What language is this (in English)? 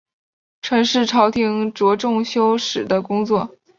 Chinese